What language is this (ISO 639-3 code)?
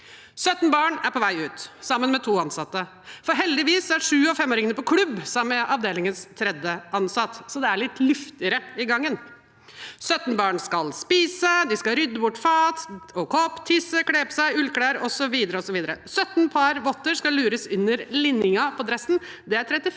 nor